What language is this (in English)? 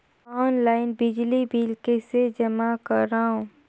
Chhattisgarhi